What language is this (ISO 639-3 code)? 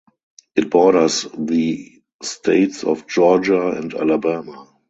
eng